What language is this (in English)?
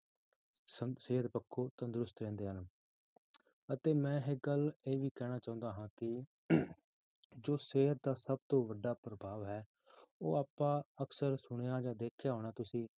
Punjabi